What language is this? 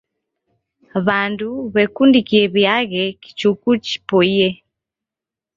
Taita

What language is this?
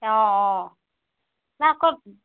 Assamese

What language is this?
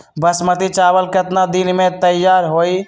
Magahi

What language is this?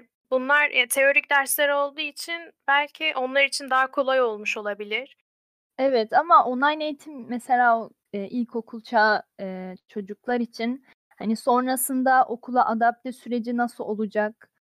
Turkish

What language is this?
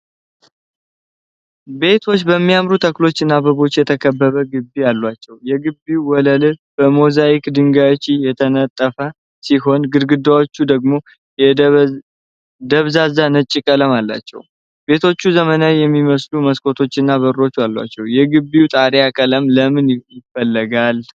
Amharic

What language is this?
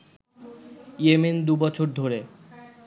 Bangla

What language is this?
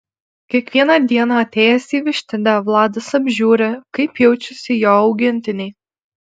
Lithuanian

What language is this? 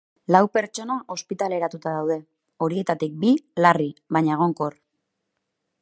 Basque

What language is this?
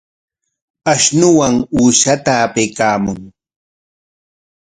Corongo Ancash Quechua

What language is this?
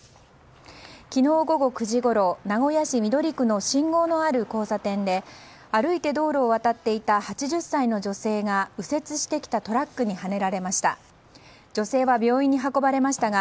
Japanese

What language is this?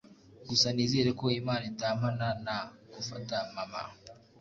Kinyarwanda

